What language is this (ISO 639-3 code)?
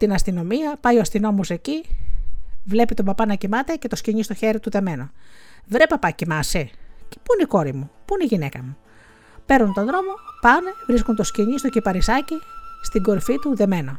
ell